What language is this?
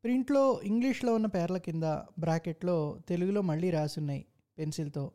Telugu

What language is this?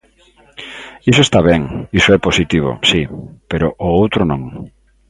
Galician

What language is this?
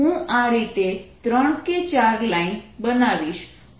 Gujarati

